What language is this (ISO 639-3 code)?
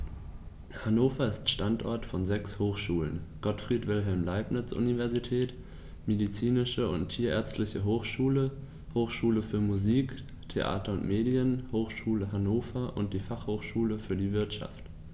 deu